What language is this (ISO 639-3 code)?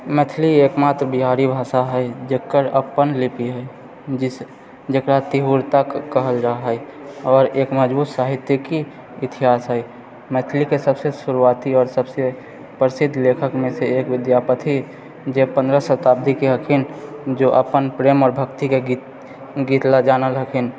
mai